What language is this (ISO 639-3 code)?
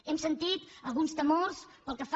cat